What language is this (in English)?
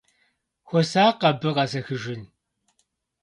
Kabardian